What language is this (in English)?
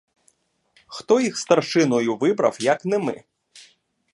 Ukrainian